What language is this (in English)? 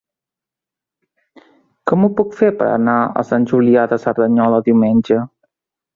Catalan